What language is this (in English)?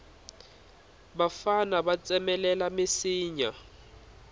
Tsonga